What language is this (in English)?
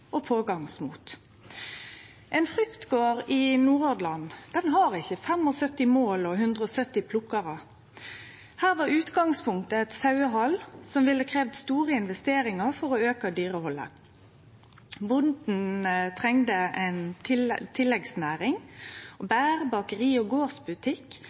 Norwegian Nynorsk